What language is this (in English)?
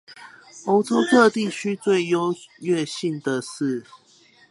Chinese